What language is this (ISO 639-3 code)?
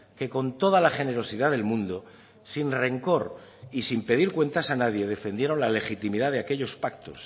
spa